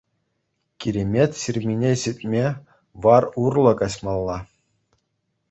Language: Chuvash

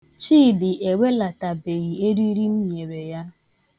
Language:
Igbo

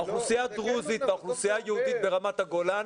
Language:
Hebrew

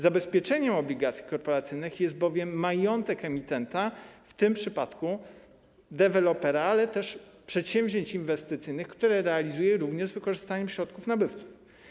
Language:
Polish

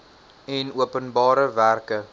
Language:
Afrikaans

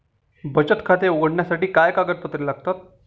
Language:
Marathi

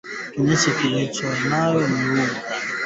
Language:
Swahili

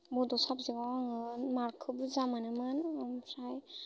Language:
Bodo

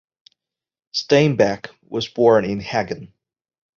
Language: English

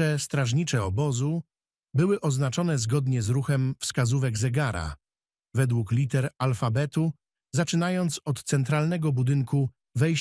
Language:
Polish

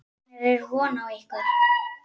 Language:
Icelandic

